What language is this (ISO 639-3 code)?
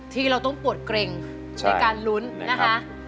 tha